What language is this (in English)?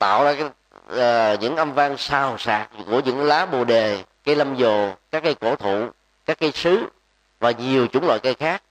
Vietnamese